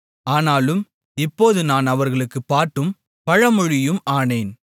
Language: Tamil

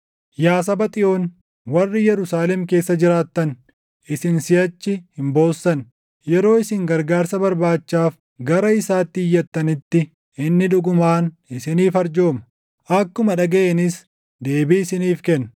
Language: Oromo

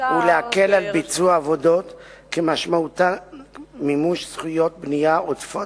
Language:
Hebrew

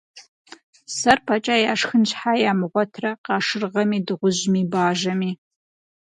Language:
Kabardian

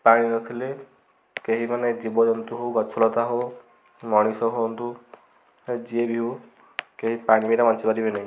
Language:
Odia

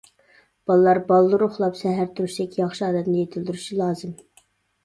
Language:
Uyghur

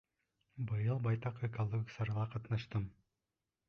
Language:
Bashkir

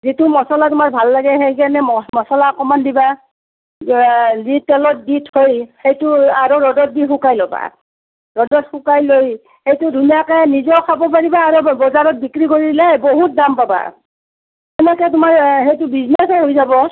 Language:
Assamese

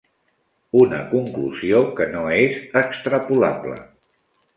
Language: Catalan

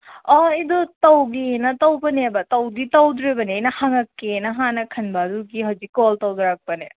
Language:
Manipuri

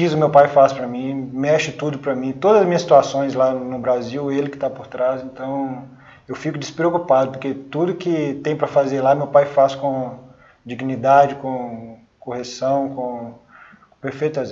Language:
Portuguese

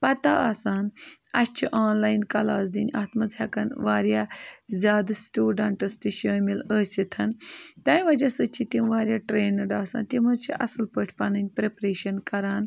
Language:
Kashmiri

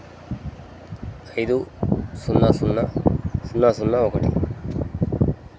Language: Telugu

